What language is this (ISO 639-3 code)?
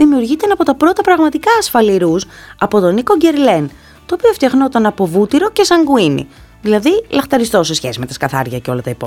ell